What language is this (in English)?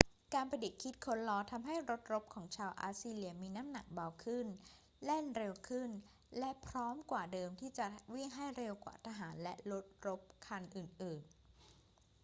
Thai